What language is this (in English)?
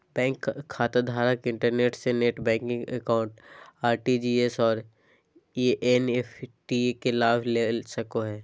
Magahi